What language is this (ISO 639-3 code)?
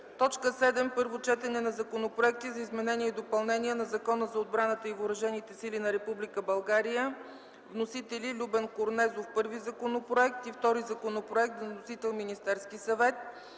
bul